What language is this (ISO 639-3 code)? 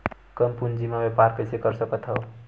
hne